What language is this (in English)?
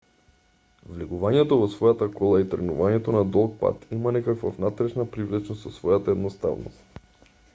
Macedonian